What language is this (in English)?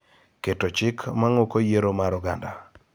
Luo (Kenya and Tanzania)